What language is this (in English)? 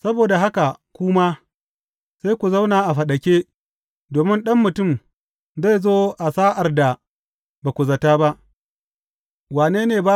Hausa